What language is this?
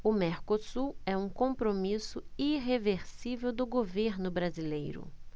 Portuguese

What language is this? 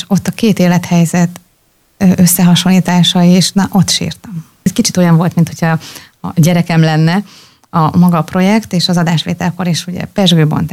Hungarian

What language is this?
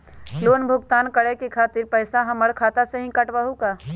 Magahi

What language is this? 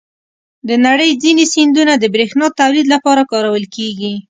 Pashto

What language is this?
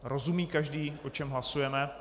Czech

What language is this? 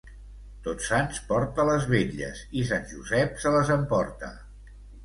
Catalan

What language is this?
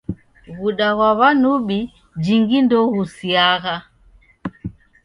Taita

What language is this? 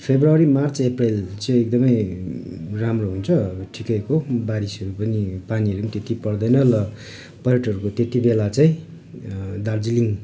Nepali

